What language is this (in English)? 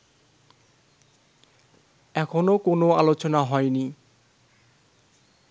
Bangla